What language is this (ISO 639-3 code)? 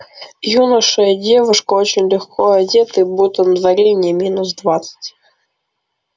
rus